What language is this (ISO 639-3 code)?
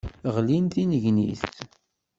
kab